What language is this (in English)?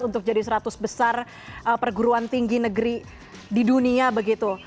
Indonesian